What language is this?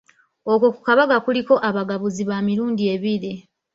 Ganda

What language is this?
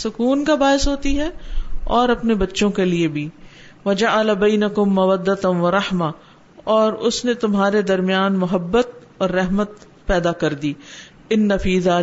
Urdu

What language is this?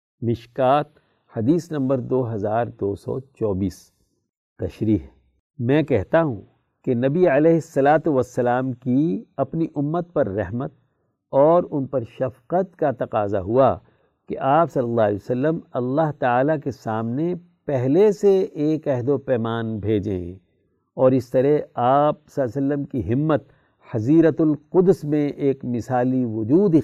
Urdu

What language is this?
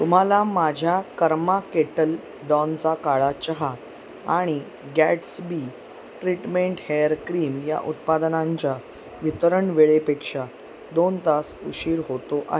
Marathi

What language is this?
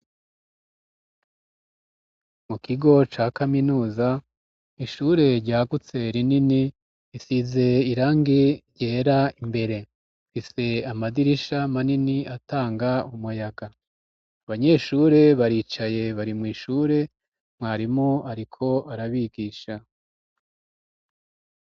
Rundi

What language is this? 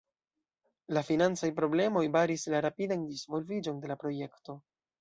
Esperanto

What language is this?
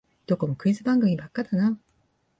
Japanese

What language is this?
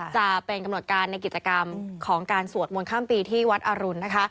Thai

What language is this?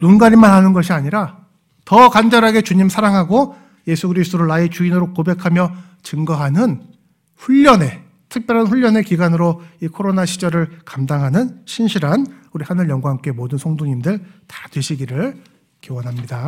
Korean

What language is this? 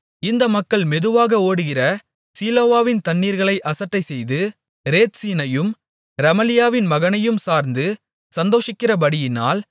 Tamil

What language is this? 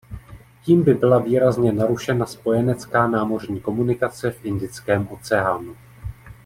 Czech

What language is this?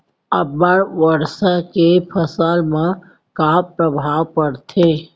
Chhattisgarhi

